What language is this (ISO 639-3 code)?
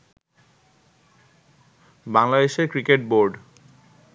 ben